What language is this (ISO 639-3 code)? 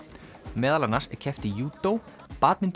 isl